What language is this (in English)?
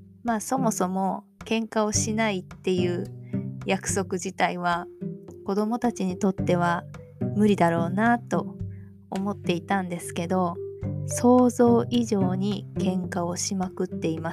Japanese